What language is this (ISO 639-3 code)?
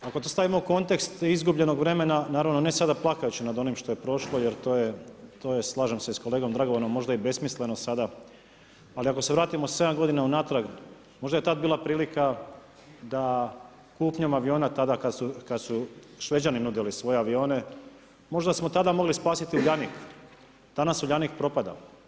hrv